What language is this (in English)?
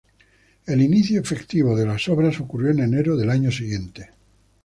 Spanish